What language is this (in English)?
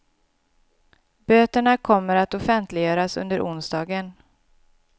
Swedish